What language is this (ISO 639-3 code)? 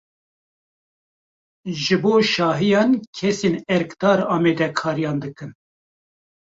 kur